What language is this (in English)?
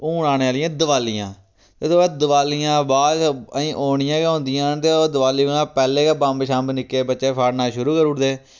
Dogri